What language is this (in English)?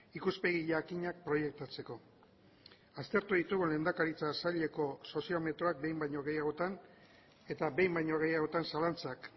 Basque